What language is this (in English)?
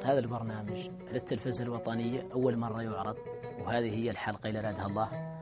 Arabic